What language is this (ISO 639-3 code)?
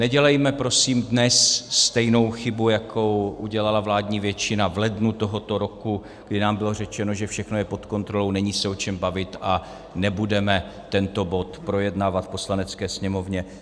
ces